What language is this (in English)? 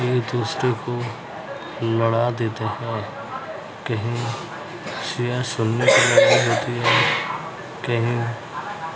Urdu